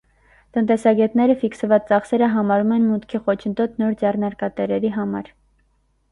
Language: Armenian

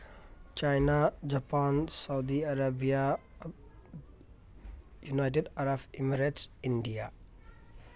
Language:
Manipuri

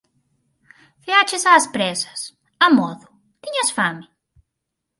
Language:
Galician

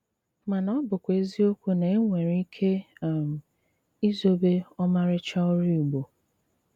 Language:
Igbo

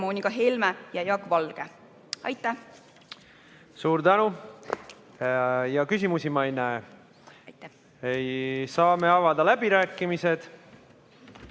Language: Estonian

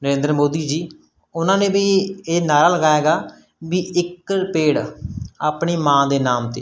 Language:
Punjabi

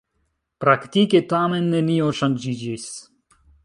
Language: Esperanto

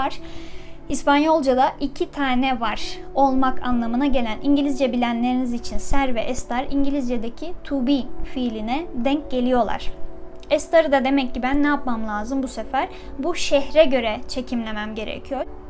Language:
Turkish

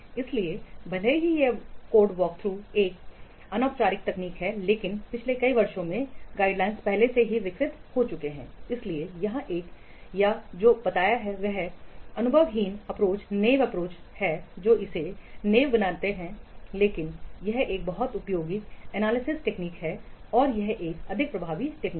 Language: Hindi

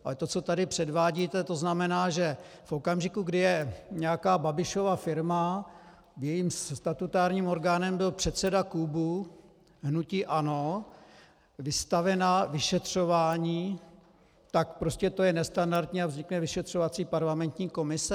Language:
Czech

